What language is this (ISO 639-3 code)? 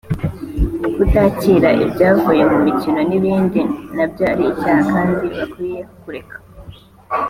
kin